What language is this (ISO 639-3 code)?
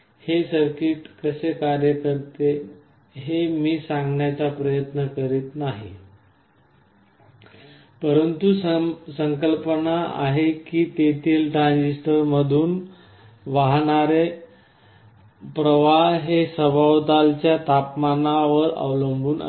mar